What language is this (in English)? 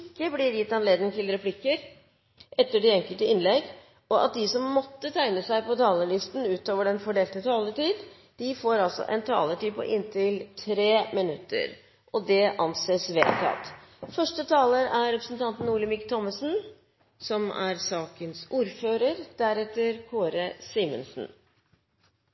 Norwegian Bokmål